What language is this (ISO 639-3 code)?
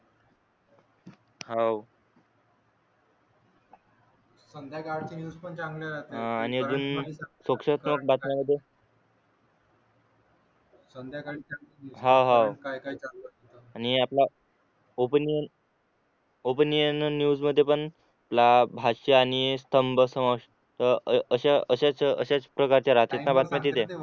mar